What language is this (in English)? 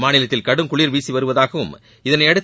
Tamil